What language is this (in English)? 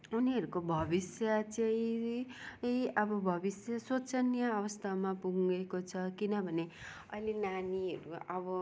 Nepali